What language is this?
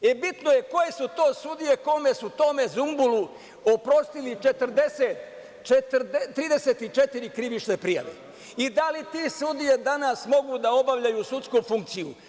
Serbian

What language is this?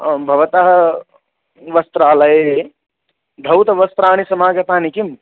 Sanskrit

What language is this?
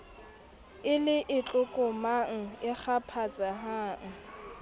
Southern Sotho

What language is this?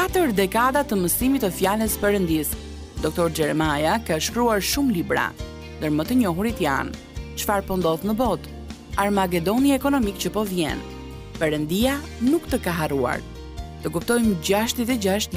Romanian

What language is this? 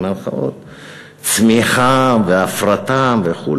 Hebrew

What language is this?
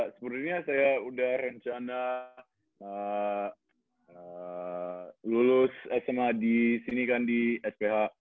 Indonesian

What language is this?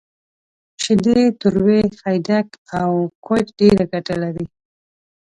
Pashto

